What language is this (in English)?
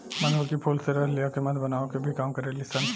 Bhojpuri